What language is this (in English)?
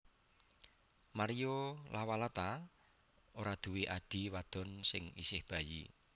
Javanese